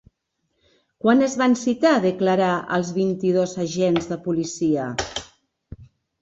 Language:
Catalan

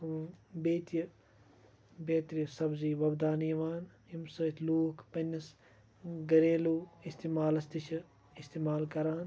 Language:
Kashmiri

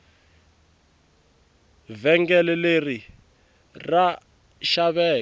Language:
Tsonga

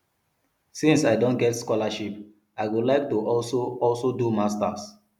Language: Nigerian Pidgin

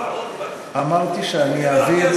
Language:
Hebrew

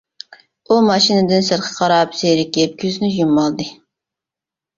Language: Uyghur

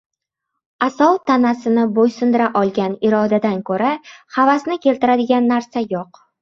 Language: Uzbek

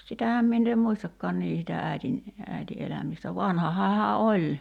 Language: Finnish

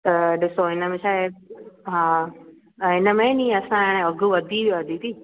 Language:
Sindhi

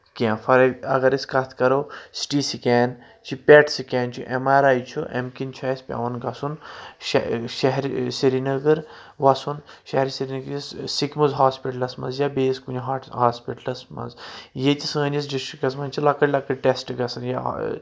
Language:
Kashmiri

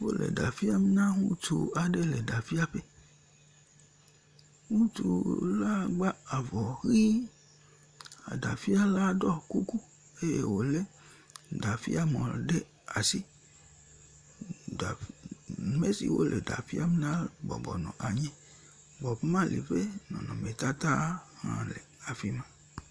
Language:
Ewe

